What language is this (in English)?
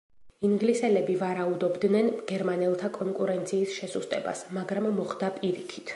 Georgian